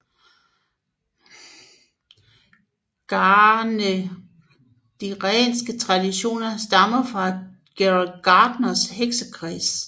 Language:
Danish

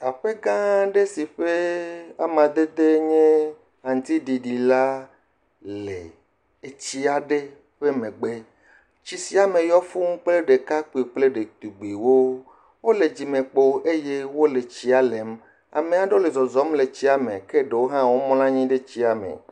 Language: Ewe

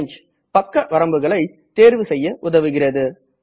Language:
Tamil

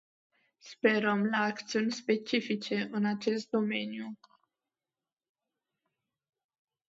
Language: Romanian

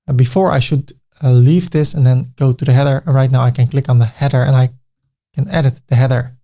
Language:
English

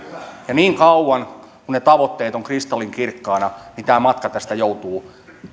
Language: Finnish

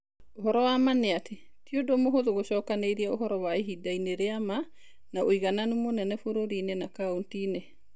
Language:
Kikuyu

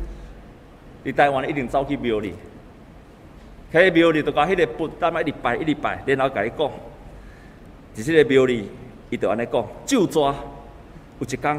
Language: Chinese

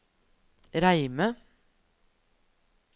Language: Norwegian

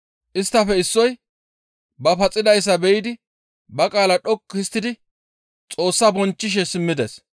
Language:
Gamo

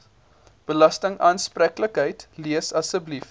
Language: Afrikaans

